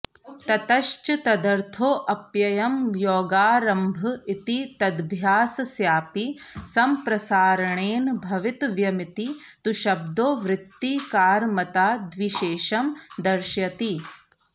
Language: Sanskrit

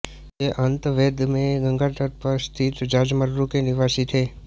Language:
Hindi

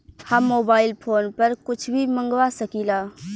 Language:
Bhojpuri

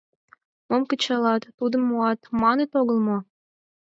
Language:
Mari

